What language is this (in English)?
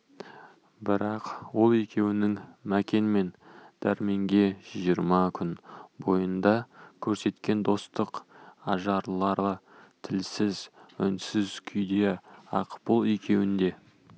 Kazakh